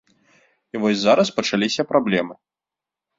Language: Belarusian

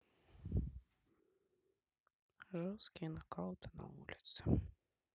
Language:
Russian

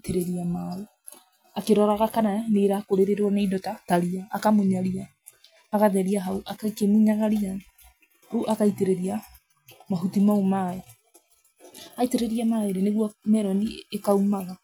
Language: Kikuyu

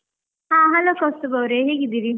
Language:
Kannada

